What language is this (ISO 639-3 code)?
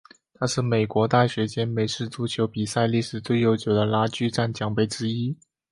zho